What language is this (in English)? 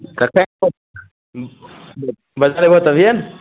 Maithili